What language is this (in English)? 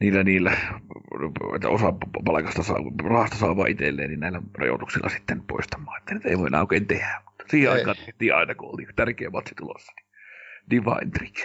Finnish